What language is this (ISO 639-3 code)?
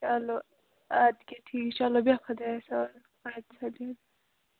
kas